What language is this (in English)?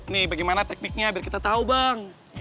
Indonesian